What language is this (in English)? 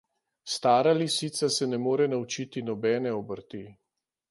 Slovenian